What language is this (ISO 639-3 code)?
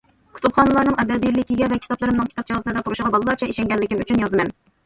uig